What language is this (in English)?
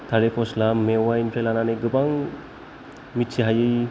Bodo